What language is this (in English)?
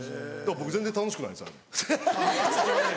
Japanese